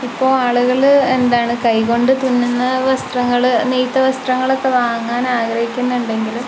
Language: Malayalam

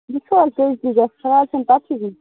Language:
Kashmiri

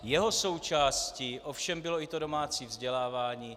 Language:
Czech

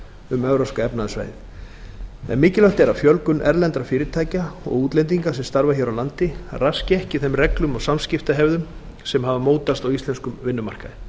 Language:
Icelandic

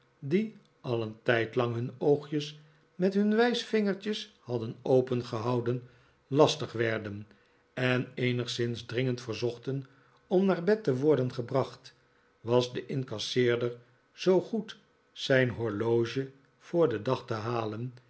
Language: Dutch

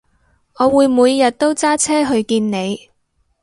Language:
Cantonese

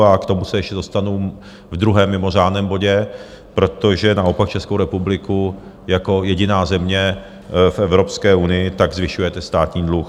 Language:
Czech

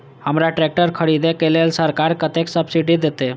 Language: Maithili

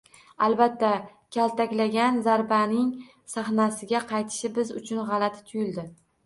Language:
Uzbek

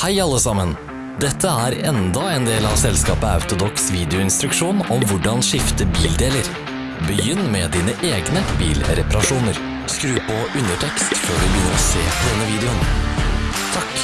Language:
Norwegian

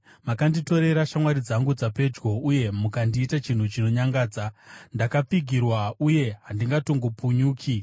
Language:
Shona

